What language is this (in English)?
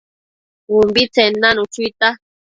Matsés